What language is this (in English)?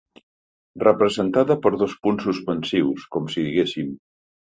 Catalan